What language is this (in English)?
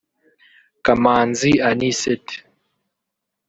Kinyarwanda